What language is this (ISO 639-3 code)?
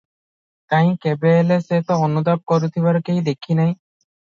ori